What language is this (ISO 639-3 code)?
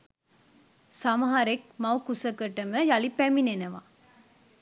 sin